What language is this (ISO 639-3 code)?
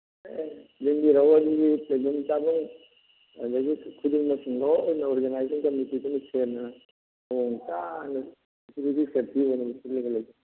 mni